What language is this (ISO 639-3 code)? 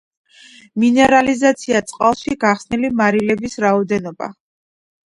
kat